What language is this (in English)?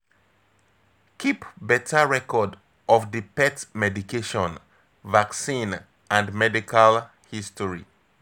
Nigerian Pidgin